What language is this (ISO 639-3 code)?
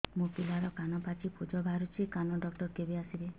ori